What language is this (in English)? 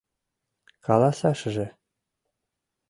Mari